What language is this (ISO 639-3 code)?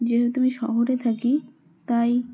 ben